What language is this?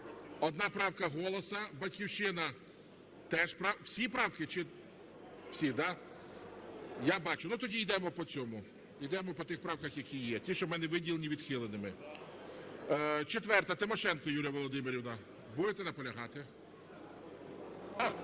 Ukrainian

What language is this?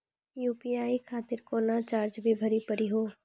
Maithili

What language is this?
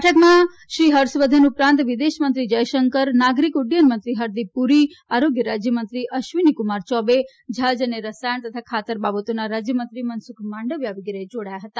Gujarati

